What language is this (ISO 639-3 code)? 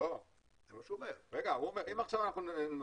heb